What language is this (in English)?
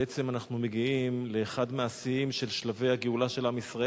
Hebrew